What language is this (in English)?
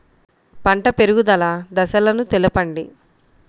Telugu